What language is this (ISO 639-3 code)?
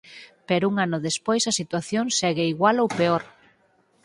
glg